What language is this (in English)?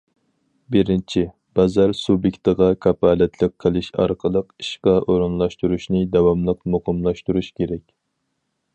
Uyghur